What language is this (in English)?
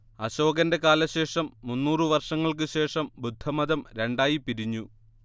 Malayalam